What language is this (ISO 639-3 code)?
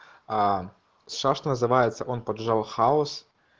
rus